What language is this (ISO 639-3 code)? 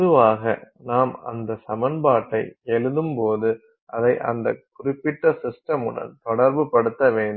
tam